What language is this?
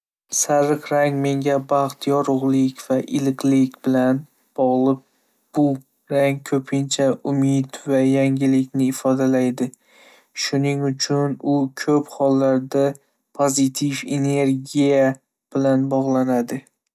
Uzbek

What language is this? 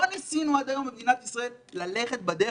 Hebrew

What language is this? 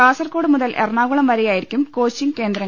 Malayalam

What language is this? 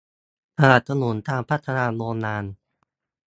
Thai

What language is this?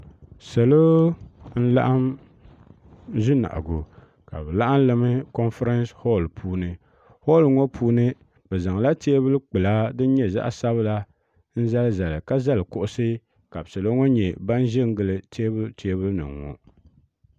Dagbani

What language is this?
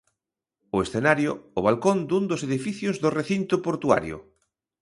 Galician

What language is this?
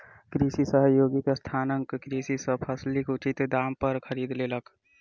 Maithili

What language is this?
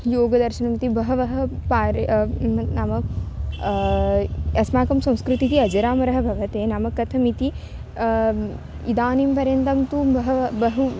Sanskrit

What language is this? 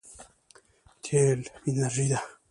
Pashto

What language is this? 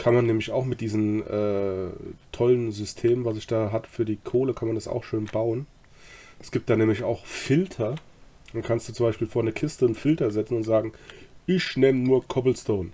German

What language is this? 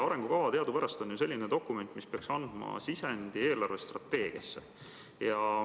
Estonian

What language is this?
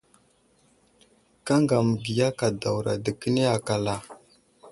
Wuzlam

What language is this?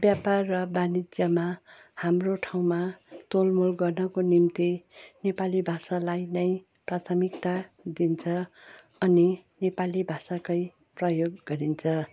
Nepali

